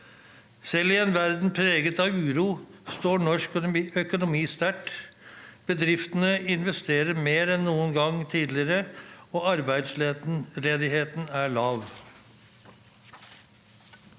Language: Norwegian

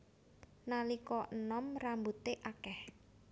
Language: Javanese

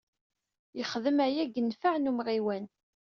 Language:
Kabyle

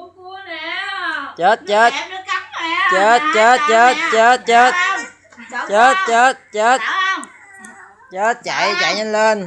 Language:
Vietnamese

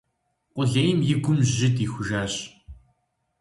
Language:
Kabardian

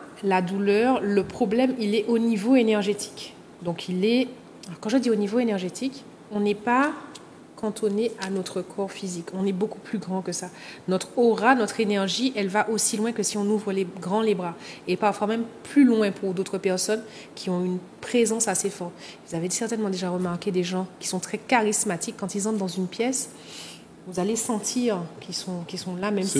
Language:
French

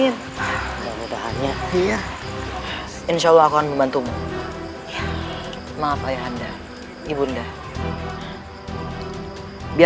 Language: Indonesian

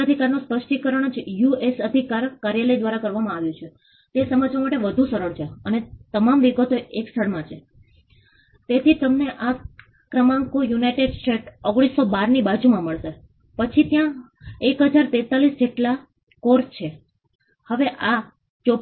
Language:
Gujarati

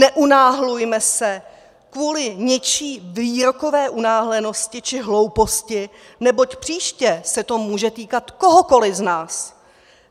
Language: Czech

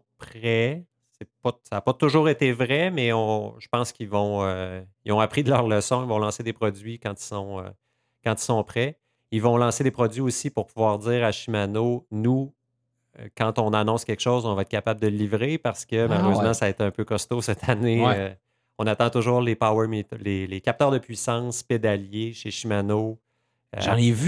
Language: French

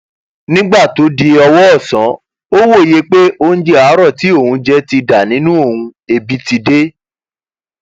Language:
Yoruba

